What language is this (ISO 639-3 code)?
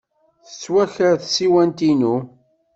kab